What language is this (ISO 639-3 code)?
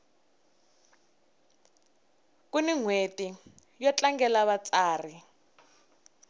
tso